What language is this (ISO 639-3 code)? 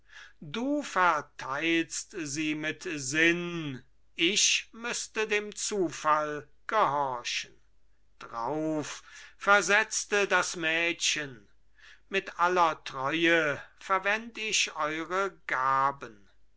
deu